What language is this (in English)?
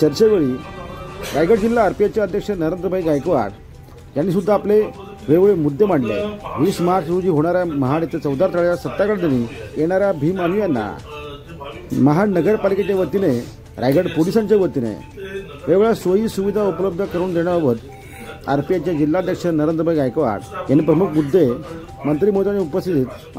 Romanian